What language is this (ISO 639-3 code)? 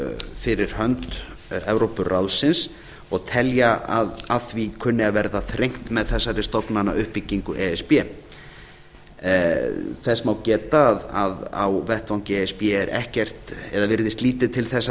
isl